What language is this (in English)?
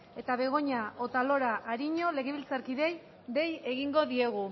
Basque